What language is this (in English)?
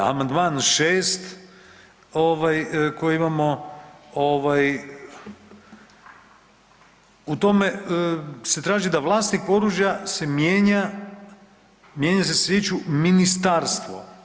Croatian